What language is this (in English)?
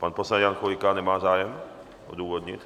Czech